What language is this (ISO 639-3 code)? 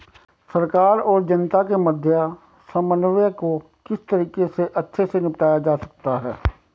hin